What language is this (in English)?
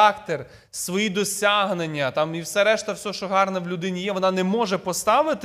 Ukrainian